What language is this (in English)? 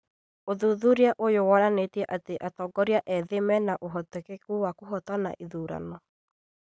Kikuyu